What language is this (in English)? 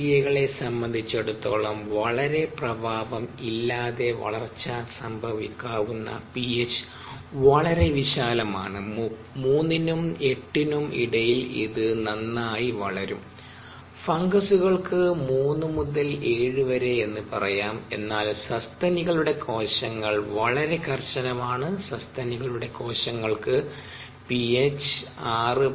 Malayalam